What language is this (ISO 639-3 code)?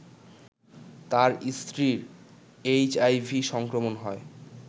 ben